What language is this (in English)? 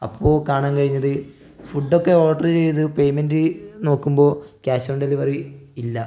Malayalam